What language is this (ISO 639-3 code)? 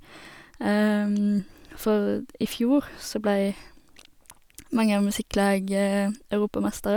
nor